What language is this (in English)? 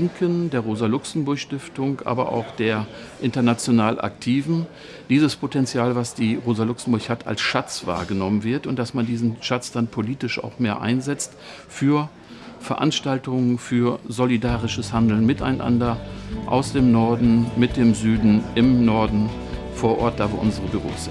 German